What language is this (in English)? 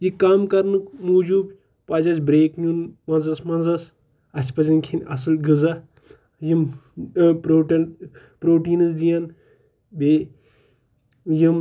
Kashmiri